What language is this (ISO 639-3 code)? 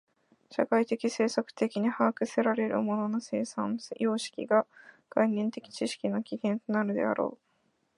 jpn